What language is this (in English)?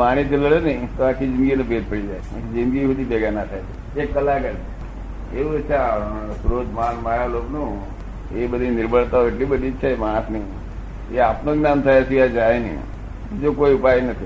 Gujarati